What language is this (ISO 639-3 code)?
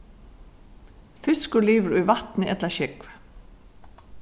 fao